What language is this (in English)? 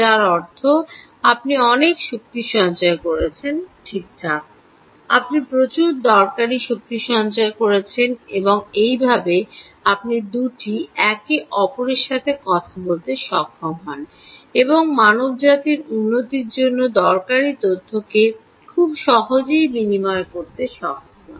Bangla